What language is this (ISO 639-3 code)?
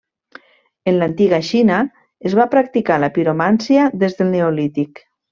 cat